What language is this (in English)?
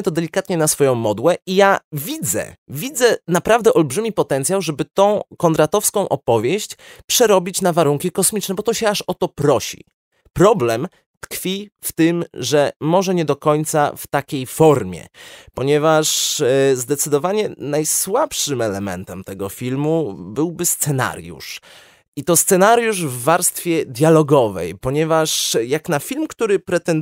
Polish